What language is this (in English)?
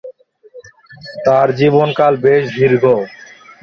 Bangla